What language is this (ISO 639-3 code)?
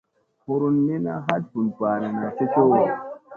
mse